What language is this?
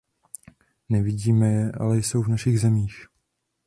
Czech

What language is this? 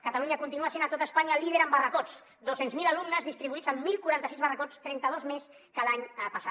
Catalan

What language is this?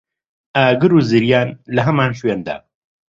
Central Kurdish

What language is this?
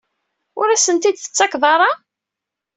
Kabyle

